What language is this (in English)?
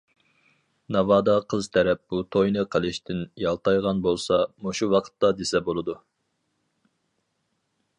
Uyghur